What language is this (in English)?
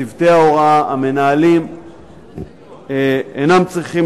Hebrew